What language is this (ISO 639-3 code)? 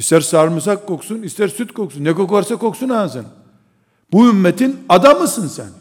tur